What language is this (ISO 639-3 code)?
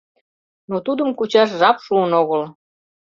chm